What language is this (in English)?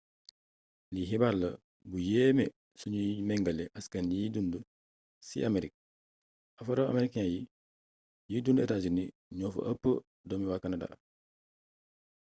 Wolof